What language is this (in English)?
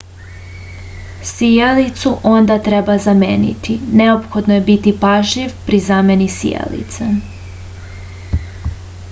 Serbian